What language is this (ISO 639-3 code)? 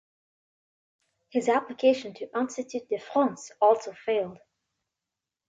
eng